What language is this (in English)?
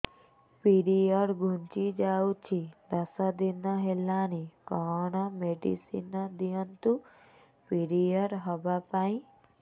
Odia